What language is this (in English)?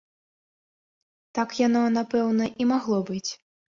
Belarusian